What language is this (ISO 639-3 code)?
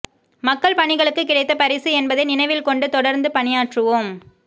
tam